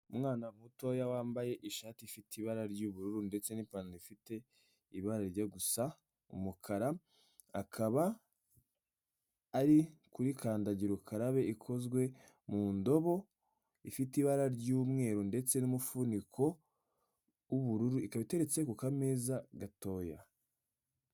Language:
Kinyarwanda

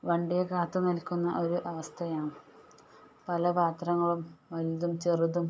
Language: Malayalam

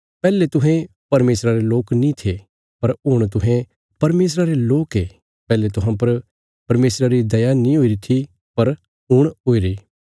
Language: Bilaspuri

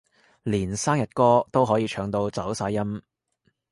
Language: Cantonese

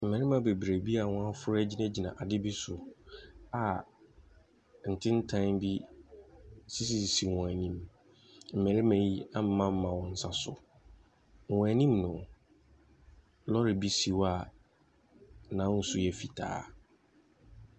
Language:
Akan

